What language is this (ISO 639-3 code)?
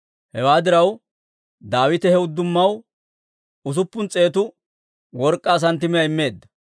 dwr